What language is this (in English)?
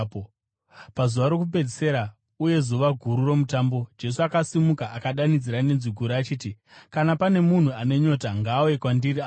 Shona